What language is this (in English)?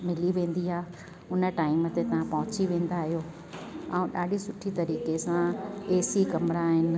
Sindhi